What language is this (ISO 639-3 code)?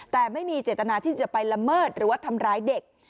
tha